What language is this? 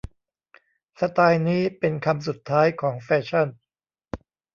Thai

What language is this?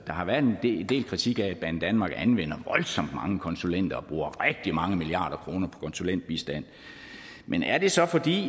Danish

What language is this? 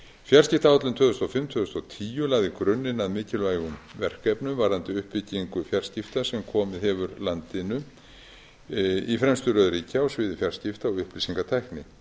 Icelandic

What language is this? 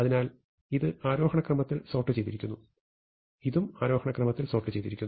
Malayalam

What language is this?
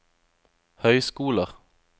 Norwegian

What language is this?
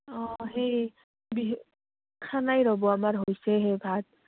Assamese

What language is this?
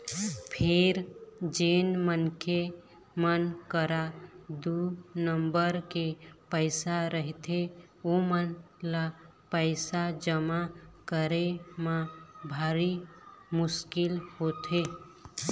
Chhattisgarhi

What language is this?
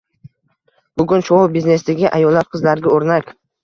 Uzbek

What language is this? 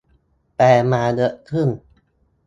Thai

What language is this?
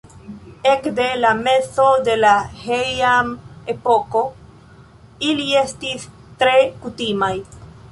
Esperanto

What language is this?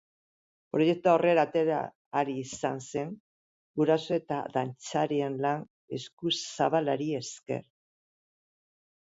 Basque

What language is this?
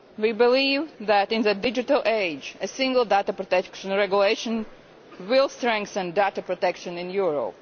English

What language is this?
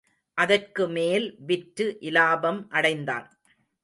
Tamil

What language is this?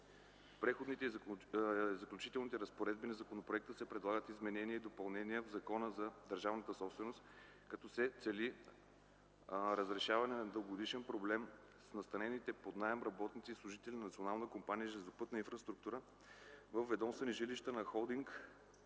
Bulgarian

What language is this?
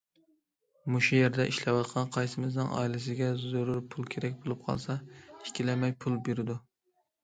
Uyghur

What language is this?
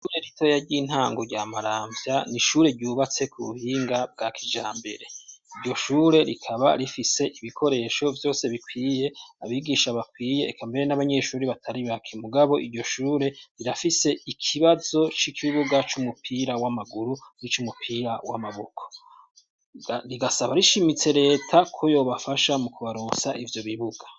Rundi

